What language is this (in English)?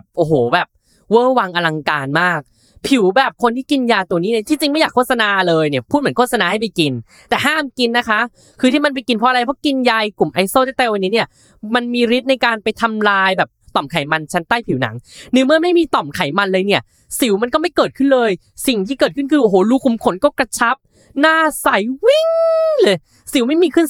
Thai